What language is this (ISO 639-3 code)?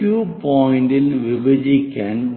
mal